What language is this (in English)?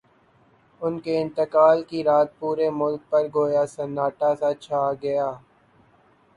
Urdu